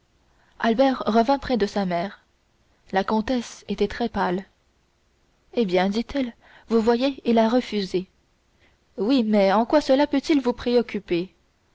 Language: French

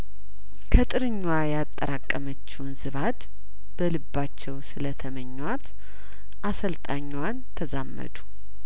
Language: Amharic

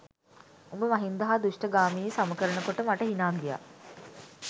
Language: Sinhala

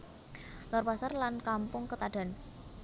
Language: Javanese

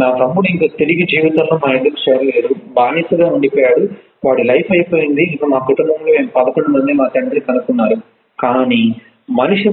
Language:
Telugu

